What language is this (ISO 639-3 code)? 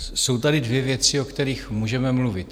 ces